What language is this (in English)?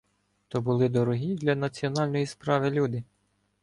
Ukrainian